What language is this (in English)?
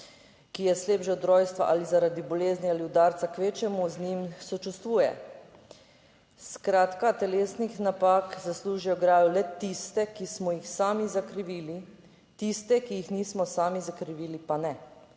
Slovenian